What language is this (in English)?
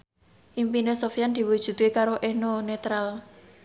Javanese